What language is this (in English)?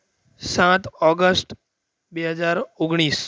Gujarati